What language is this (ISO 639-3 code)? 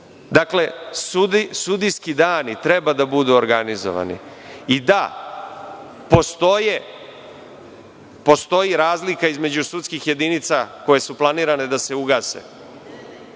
srp